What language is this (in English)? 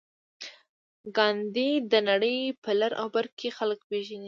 Pashto